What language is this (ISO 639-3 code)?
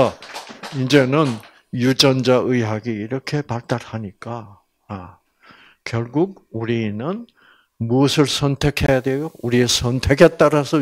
kor